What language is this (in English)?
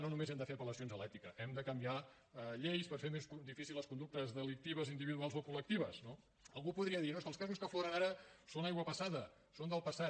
Catalan